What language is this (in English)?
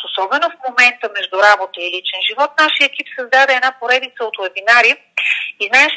Bulgarian